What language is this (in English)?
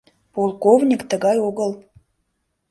Mari